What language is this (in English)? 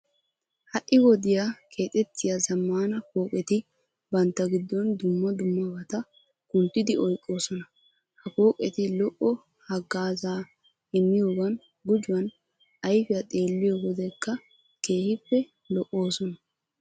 Wolaytta